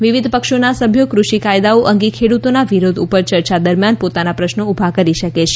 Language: Gujarati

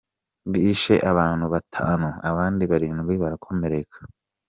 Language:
Kinyarwanda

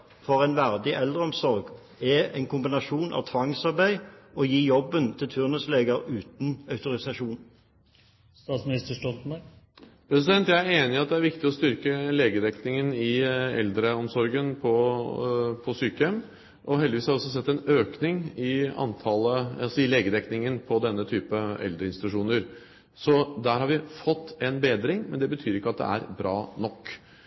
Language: Norwegian Bokmål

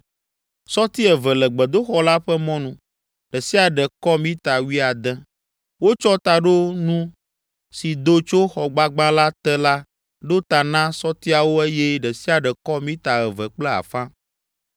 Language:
Ewe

